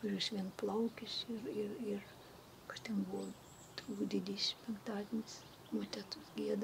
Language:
Lithuanian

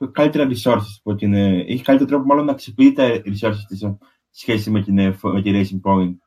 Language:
Greek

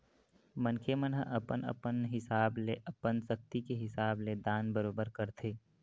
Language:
Chhattisgarhi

